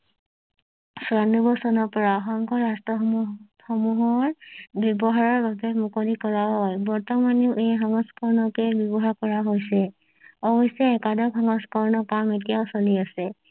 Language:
Assamese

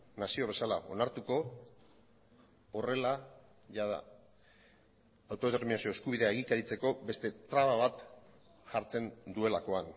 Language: Basque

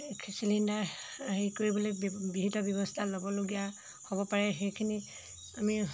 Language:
Assamese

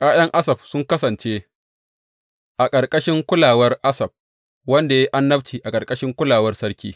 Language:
Hausa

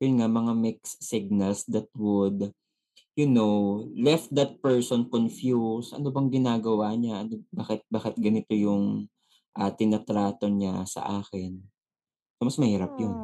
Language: Filipino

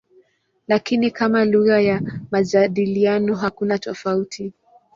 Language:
Swahili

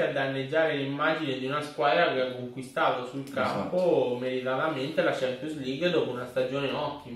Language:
Italian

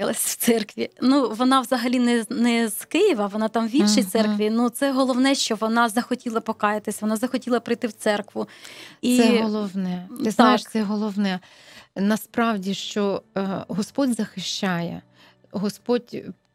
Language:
Ukrainian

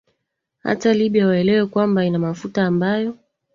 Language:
Swahili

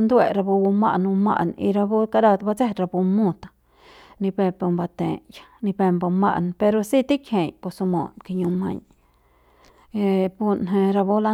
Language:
Central Pame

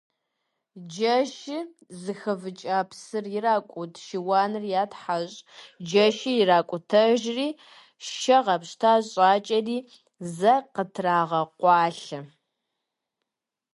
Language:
Kabardian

